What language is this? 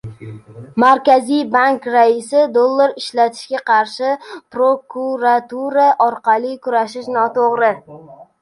Uzbek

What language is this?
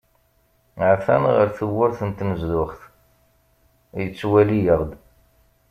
Kabyle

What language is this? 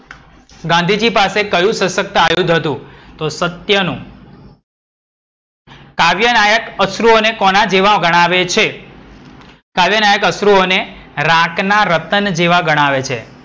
Gujarati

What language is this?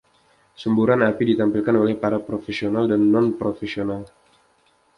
Indonesian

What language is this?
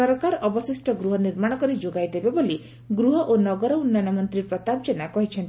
Odia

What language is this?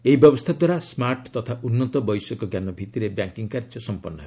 Odia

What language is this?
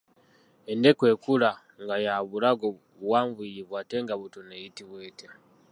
Ganda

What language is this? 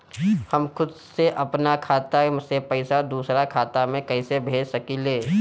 Bhojpuri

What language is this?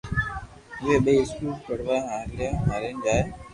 Loarki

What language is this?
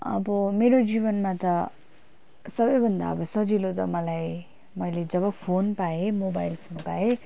Nepali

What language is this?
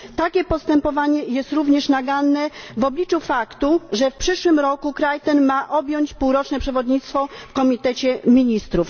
Polish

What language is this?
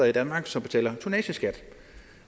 Danish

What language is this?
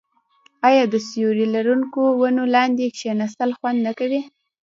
Pashto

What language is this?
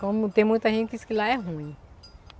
Portuguese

